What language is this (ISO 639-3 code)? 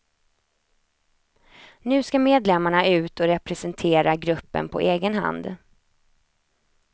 swe